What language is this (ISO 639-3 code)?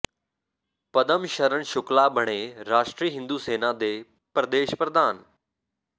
pan